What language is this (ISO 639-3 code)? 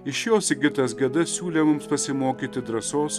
lit